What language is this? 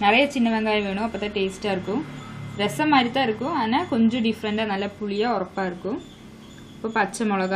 Dutch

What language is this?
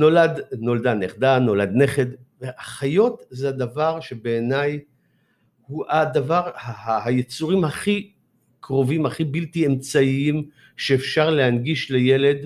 Hebrew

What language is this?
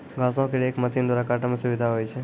Maithili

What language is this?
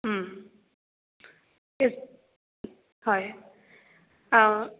Assamese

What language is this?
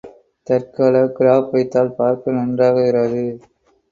Tamil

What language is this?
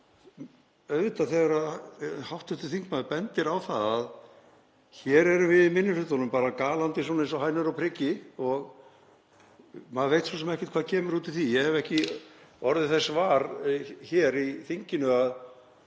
Icelandic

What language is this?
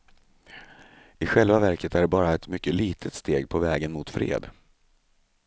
Swedish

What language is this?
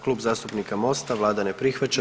Croatian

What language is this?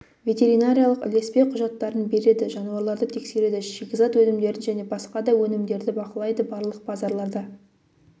Kazakh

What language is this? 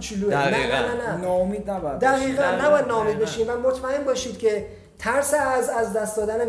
Persian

